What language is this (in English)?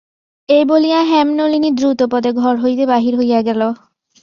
Bangla